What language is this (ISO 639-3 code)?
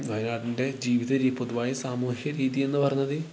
mal